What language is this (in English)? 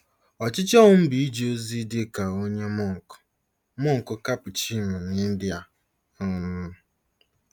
Igbo